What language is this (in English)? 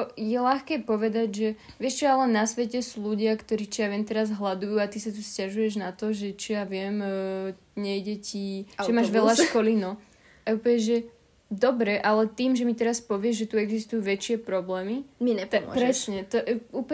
Slovak